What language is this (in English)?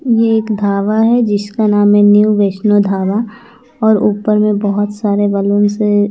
Hindi